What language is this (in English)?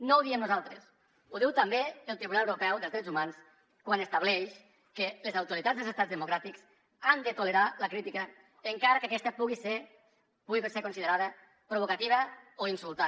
Catalan